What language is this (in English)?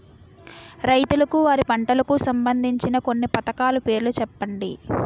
Telugu